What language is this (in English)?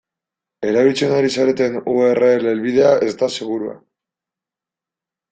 Basque